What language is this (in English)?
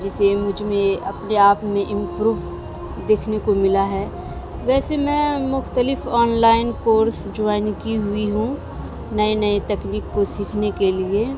Urdu